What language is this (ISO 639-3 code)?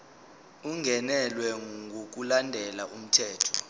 zul